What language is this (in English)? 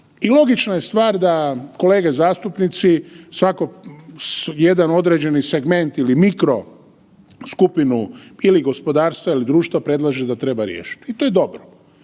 Croatian